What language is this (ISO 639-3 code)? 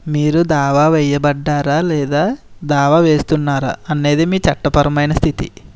tel